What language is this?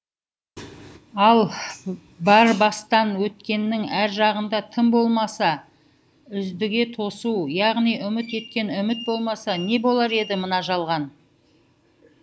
Kazakh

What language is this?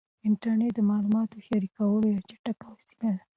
Pashto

